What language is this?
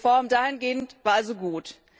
German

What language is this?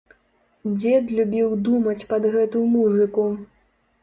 Belarusian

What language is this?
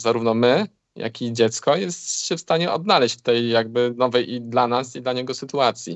Polish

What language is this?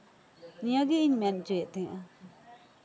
Santali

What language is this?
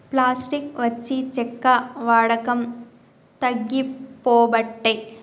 Telugu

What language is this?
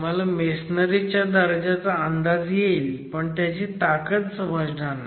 Marathi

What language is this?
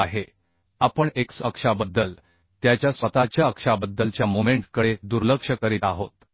Marathi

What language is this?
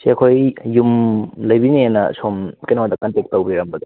Manipuri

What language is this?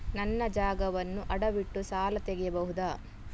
Kannada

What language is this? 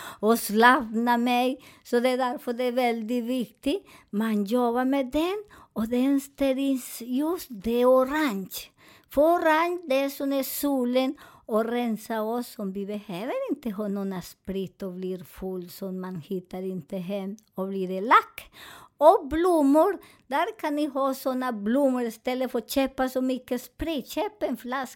Swedish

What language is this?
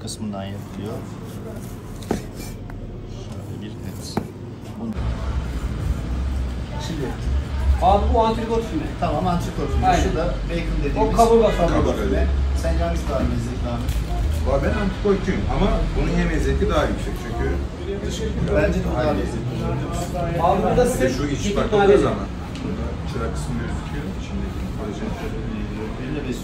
Turkish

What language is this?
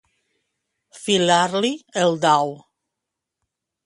Catalan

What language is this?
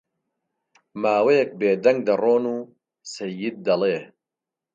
Central Kurdish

